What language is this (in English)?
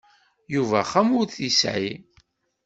Kabyle